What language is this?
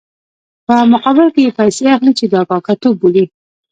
Pashto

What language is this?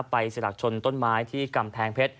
Thai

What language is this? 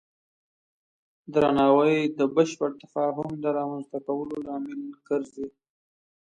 Pashto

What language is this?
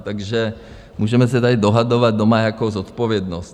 Czech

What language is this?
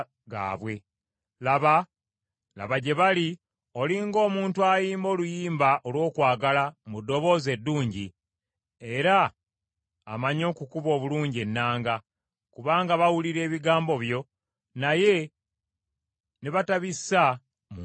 Ganda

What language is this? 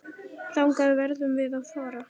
Icelandic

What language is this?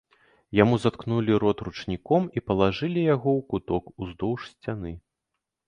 Belarusian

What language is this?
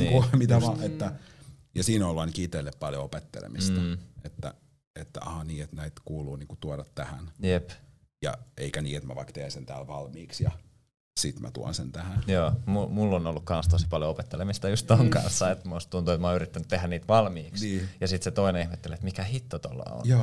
Finnish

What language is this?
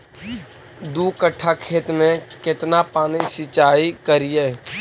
Magahi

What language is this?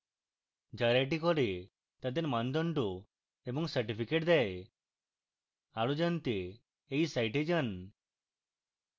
Bangla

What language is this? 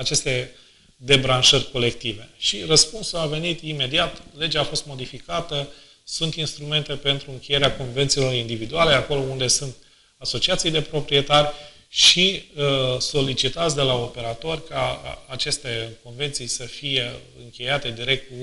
Romanian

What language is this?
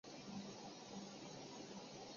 Chinese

